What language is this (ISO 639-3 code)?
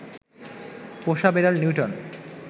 ben